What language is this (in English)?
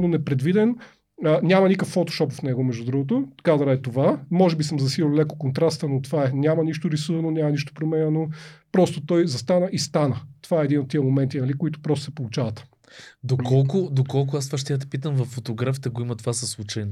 Bulgarian